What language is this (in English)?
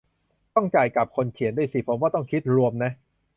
Thai